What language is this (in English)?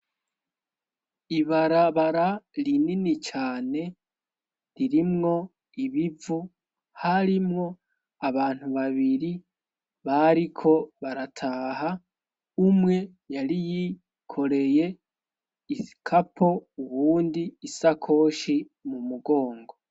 Rundi